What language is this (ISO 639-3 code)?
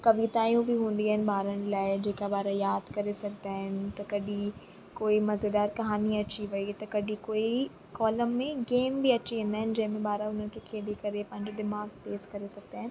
snd